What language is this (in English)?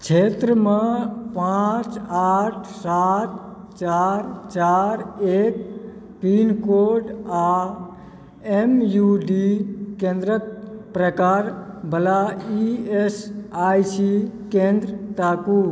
Maithili